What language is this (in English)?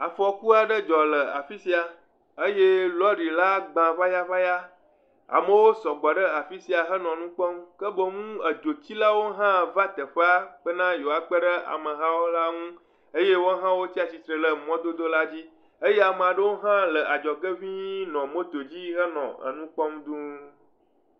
Ewe